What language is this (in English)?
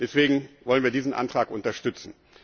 German